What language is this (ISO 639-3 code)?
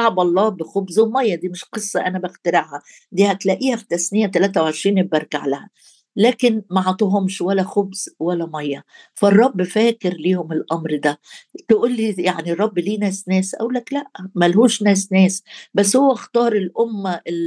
ara